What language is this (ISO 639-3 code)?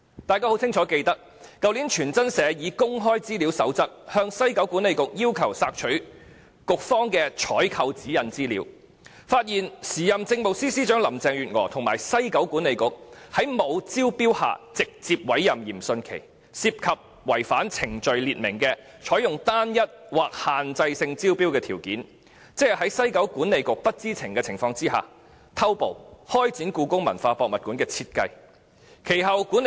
yue